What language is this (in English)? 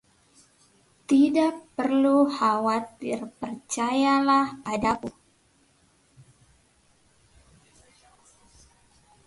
Indonesian